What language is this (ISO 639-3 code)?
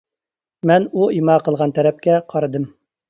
uig